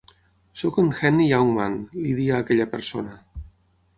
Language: Catalan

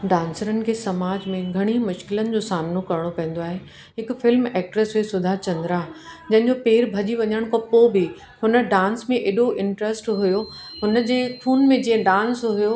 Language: Sindhi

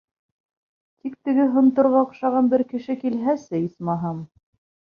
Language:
Bashkir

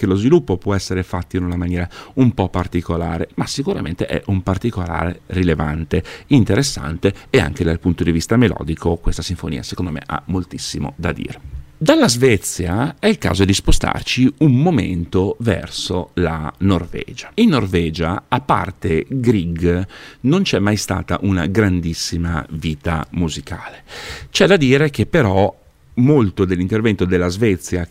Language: Italian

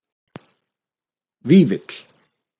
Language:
Icelandic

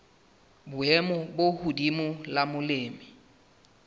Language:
Southern Sotho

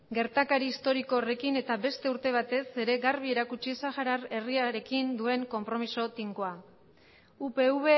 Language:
Basque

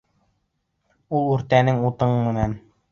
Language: Bashkir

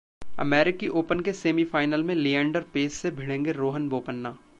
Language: Hindi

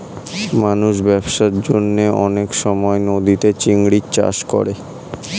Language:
Bangla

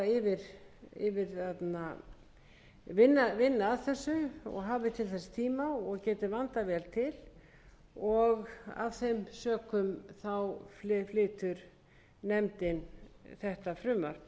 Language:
Icelandic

